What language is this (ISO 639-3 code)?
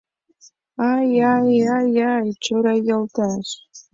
chm